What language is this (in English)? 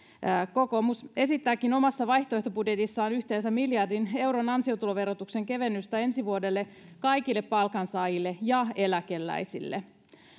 Finnish